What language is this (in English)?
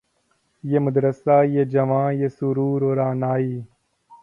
Urdu